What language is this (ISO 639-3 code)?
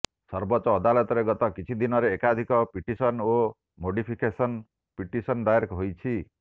ori